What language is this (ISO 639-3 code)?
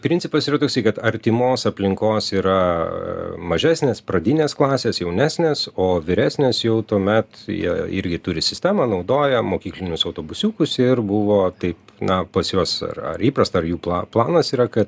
lit